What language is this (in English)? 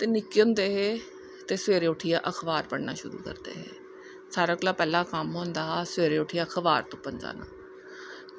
Dogri